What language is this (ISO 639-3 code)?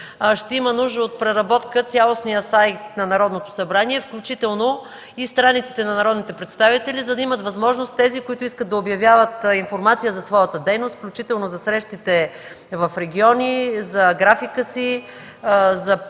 bul